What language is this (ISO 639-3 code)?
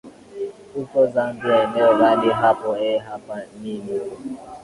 swa